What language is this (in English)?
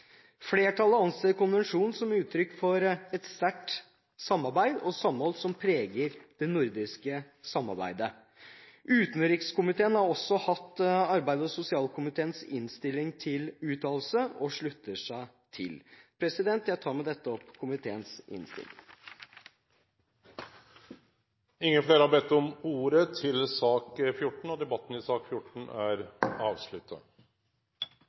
Norwegian